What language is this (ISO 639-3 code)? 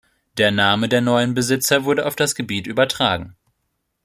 deu